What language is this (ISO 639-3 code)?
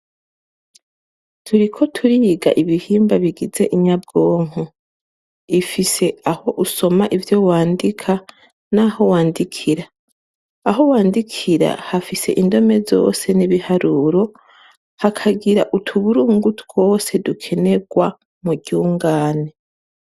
run